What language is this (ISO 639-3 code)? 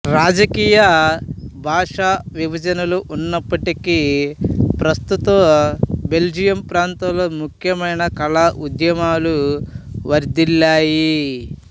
tel